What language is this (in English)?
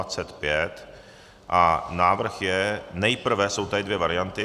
Czech